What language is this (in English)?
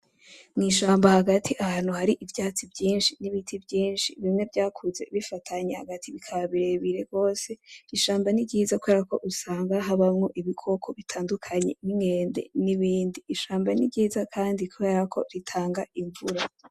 Rundi